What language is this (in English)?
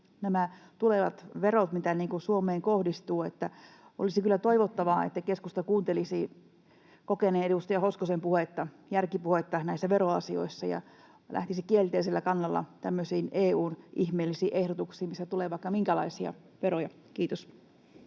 Finnish